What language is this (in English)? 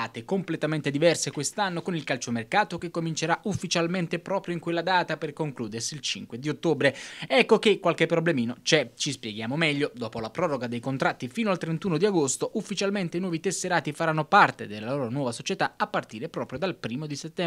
Italian